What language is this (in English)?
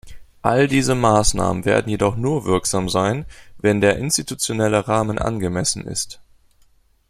German